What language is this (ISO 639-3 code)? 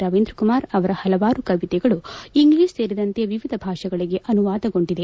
kan